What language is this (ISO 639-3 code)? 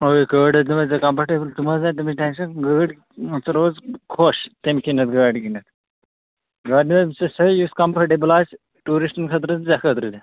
kas